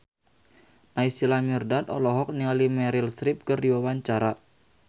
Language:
Sundanese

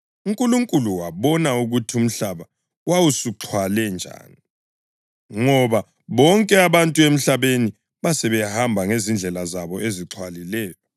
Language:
North Ndebele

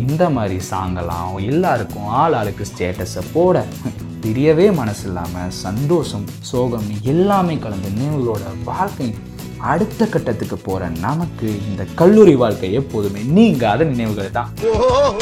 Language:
Tamil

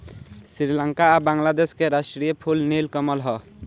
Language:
Bhojpuri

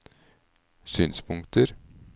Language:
Norwegian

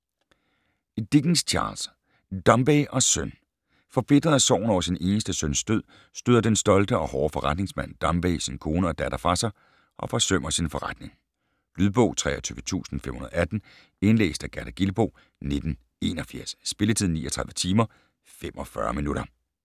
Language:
Danish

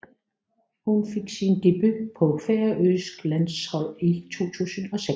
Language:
Danish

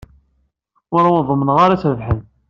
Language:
Kabyle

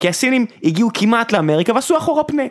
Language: Hebrew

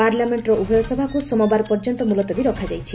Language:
Odia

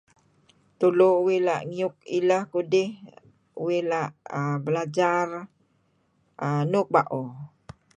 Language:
Kelabit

